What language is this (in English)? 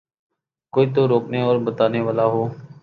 Urdu